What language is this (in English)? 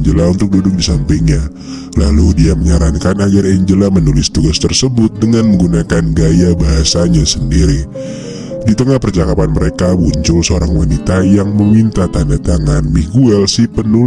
Indonesian